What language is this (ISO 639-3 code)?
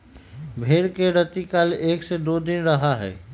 mag